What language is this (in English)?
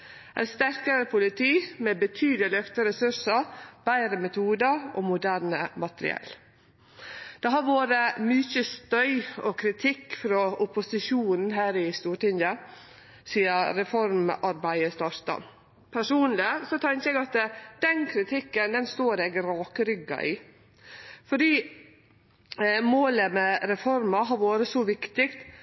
Norwegian Nynorsk